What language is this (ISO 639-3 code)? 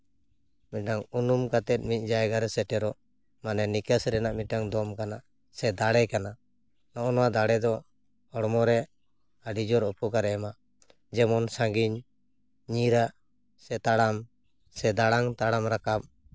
sat